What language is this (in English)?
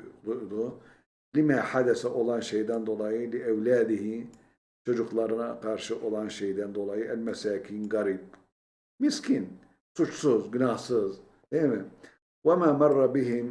Turkish